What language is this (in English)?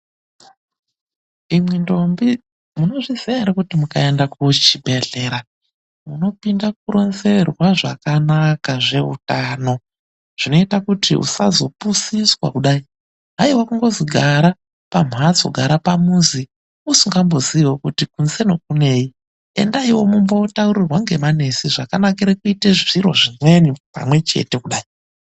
Ndau